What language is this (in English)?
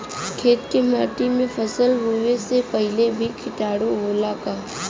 Bhojpuri